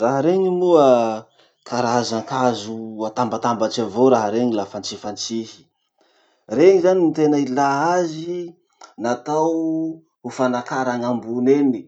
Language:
Masikoro Malagasy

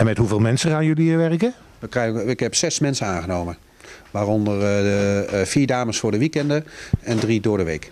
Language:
Dutch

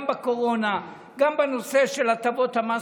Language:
Hebrew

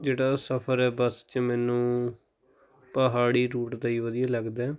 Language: Punjabi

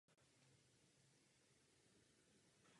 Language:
Czech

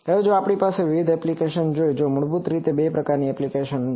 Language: Gujarati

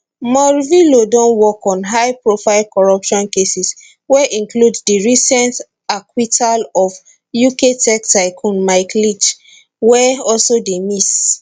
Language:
Nigerian Pidgin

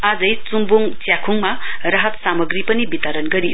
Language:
Nepali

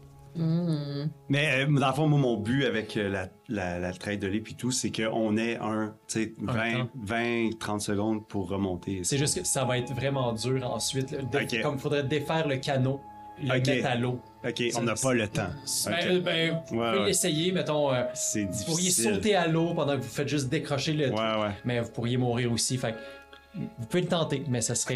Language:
French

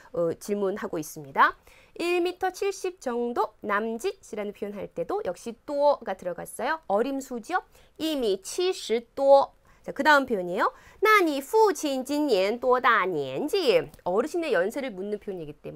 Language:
Korean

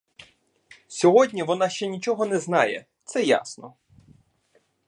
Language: Ukrainian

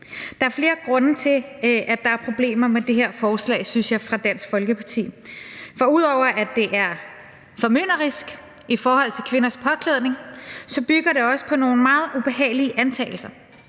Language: Danish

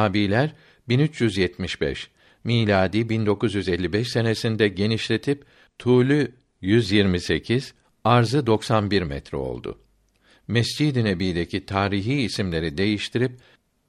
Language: Turkish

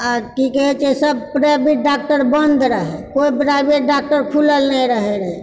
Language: Maithili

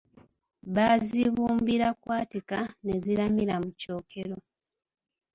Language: Ganda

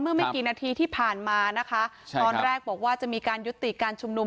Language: Thai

